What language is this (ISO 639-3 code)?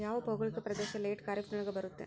kan